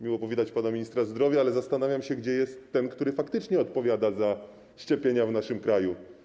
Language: Polish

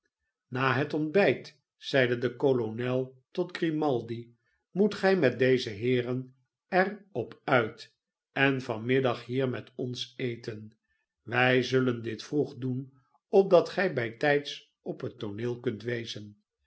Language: Dutch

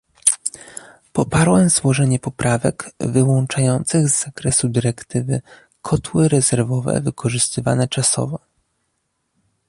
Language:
Polish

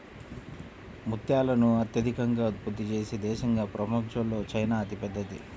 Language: Telugu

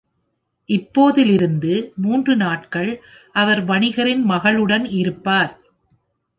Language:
Tamil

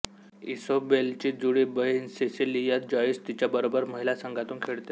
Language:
Marathi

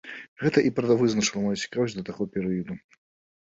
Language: Belarusian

